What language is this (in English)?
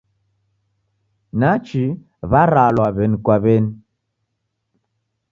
Taita